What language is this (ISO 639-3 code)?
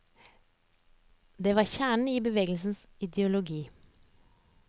nor